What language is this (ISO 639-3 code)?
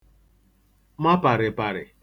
ibo